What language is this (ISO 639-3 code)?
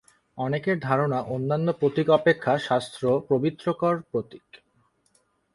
ben